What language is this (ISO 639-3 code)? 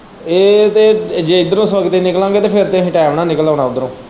pan